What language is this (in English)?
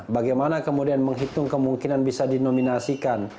Indonesian